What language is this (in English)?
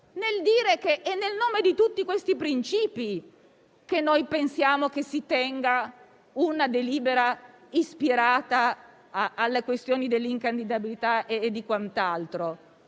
Italian